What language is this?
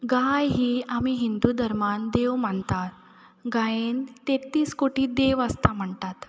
Konkani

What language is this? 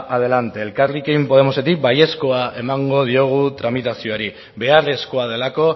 Basque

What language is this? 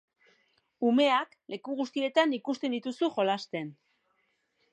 Basque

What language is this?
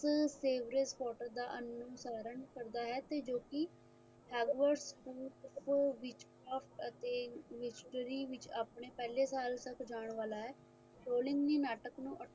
Punjabi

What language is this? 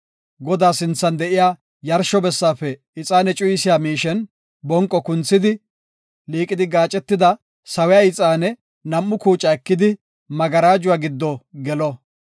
Gofa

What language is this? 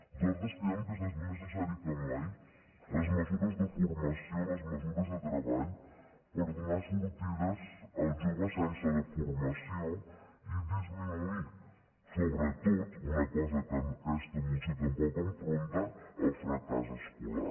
Catalan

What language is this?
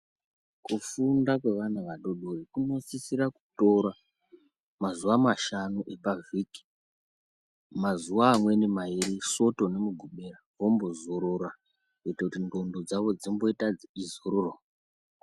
Ndau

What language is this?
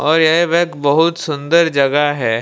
Hindi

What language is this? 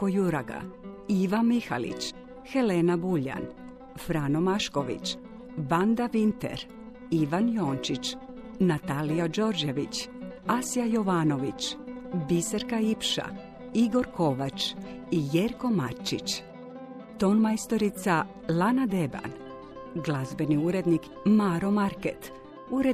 Croatian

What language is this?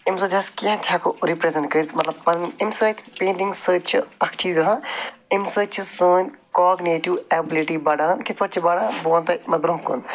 Kashmiri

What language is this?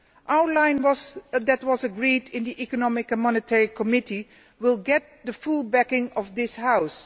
English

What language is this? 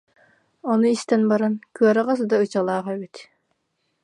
Yakut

